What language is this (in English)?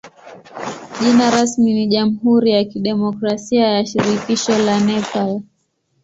Swahili